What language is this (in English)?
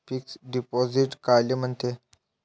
Marathi